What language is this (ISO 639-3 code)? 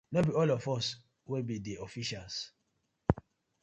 pcm